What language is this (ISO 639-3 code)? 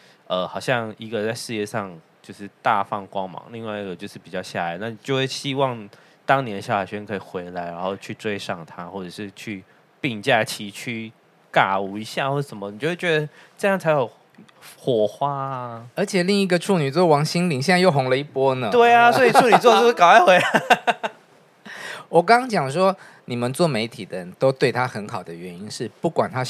zho